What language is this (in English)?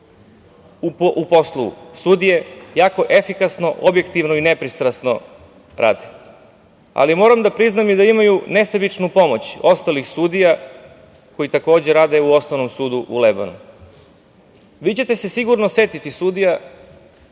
Serbian